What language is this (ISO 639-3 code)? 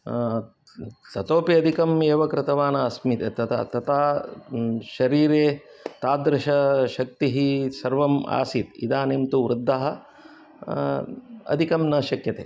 san